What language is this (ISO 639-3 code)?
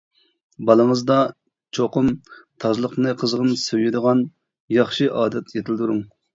uig